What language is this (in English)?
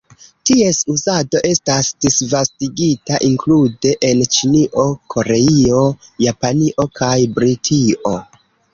Esperanto